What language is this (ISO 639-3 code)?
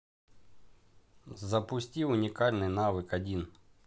rus